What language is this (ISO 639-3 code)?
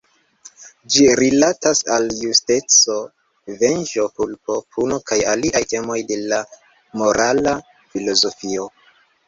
epo